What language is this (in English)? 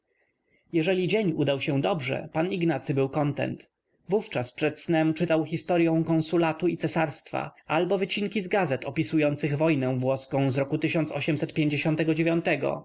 Polish